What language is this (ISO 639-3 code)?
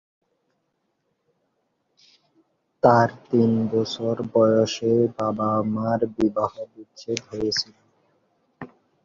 ben